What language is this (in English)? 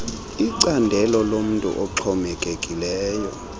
Xhosa